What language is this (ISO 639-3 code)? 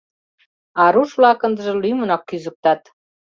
chm